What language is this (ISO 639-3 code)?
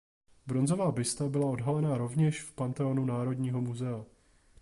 ces